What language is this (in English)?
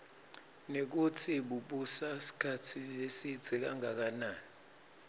Swati